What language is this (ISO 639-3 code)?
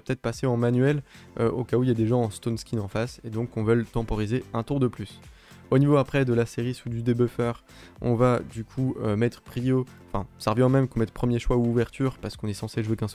fra